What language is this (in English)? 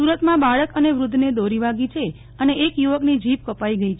Gujarati